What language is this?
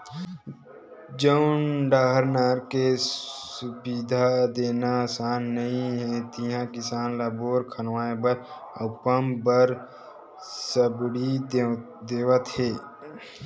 Chhattisgarhi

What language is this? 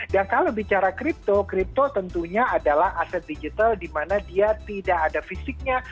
Indonesian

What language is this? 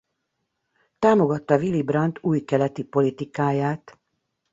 Hungarian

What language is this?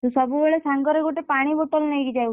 Odia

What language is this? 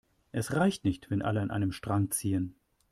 German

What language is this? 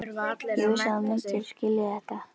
Icelandic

